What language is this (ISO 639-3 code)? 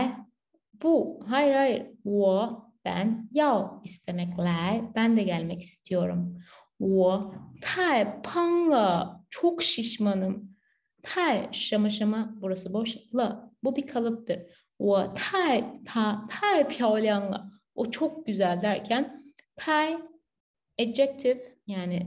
tur